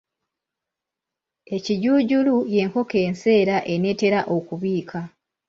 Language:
Ganda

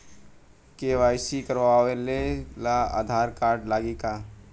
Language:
Bhojpuri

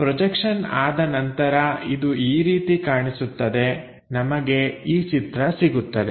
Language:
Kannada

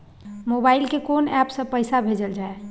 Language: Maithili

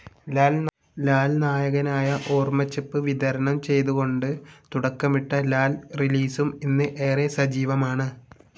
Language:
Malayalam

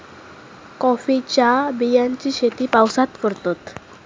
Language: Marathi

